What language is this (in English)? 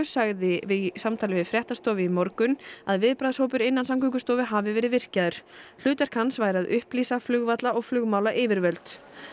Icelandic